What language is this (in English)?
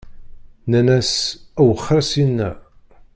Kabyle